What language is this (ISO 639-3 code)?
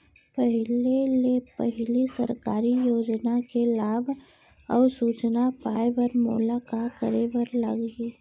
hne